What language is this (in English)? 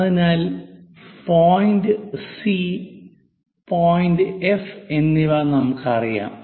Malayalam